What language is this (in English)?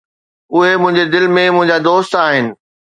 Sindhi